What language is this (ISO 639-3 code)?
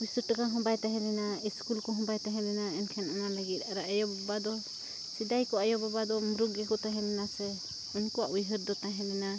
sat